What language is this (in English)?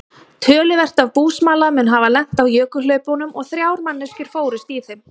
Icelandic